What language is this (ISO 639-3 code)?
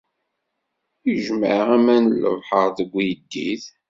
kab